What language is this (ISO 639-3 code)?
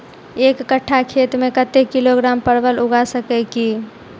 mai